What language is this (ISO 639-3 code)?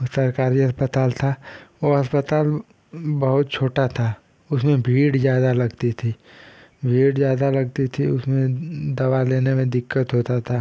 hin